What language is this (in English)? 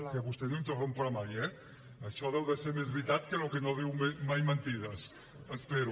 Catalan